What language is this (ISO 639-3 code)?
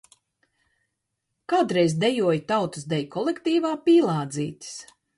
lav